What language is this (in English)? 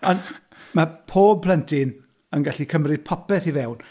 Welsh